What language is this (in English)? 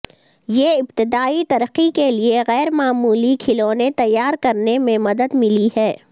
Urdu